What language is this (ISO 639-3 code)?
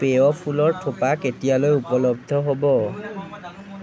asm